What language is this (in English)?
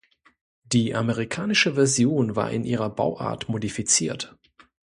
German